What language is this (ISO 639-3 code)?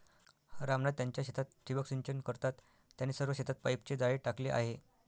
mar